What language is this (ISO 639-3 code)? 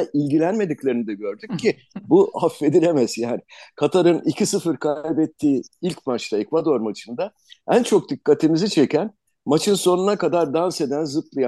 tur